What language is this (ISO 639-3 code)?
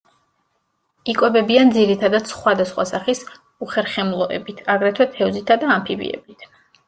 kat